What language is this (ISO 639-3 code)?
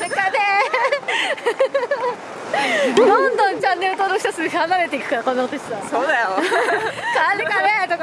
jpn